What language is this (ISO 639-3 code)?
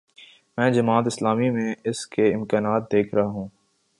urd